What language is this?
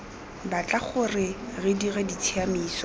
Tswana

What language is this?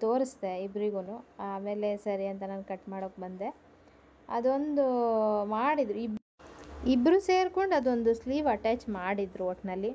Kannada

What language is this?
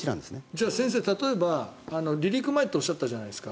Japanese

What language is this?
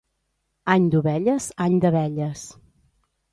Catalan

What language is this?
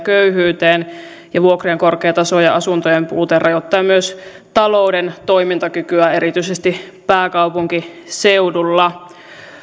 Finnish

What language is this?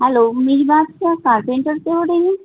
Urdu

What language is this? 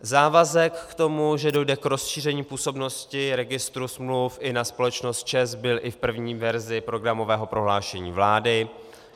Czech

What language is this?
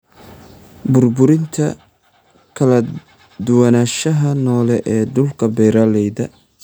Somali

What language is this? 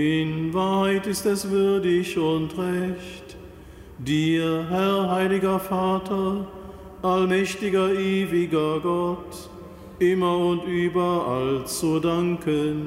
German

